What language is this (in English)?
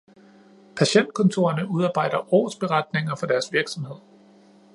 Danish